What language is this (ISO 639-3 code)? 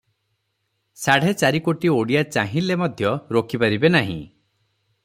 ori